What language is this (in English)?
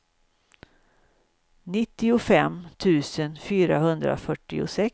Swedish